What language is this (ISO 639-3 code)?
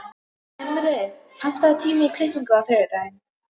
isl